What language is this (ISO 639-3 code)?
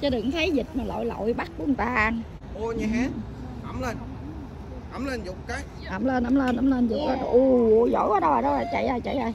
vie